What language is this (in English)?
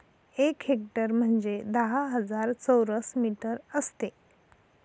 Marathi